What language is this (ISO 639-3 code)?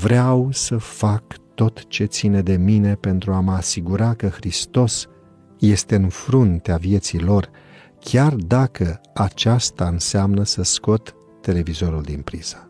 ron